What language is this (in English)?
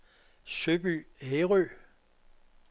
Danish